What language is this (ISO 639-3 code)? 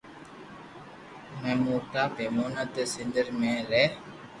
lrk